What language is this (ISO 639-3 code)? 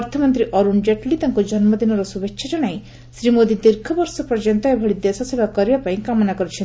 ori